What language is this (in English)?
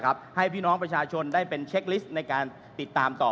Thai